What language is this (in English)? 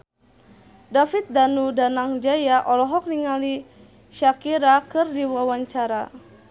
Sundanese